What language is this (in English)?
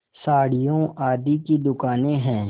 Hindi